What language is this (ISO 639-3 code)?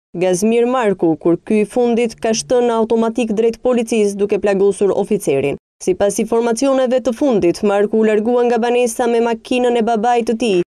ron